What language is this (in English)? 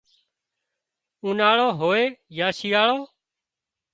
Wadiyara Koli